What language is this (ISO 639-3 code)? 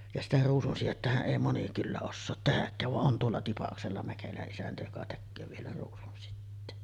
fin